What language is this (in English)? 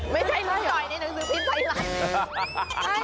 Thai